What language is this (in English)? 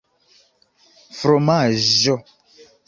Esperanto